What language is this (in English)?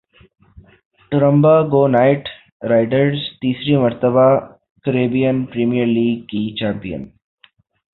Urdu